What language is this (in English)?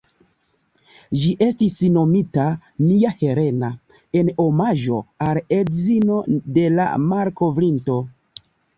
Esperanto